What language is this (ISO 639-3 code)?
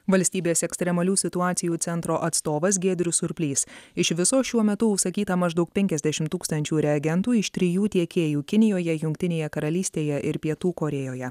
lit